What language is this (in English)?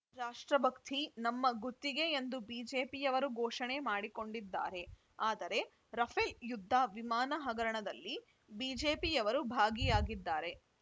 Kannada